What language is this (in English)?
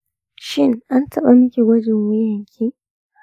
Hausa